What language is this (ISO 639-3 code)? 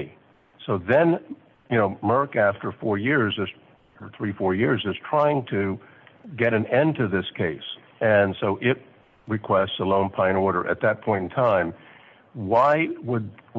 eng